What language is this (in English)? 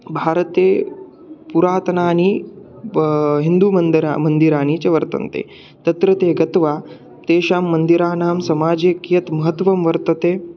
Sanskrit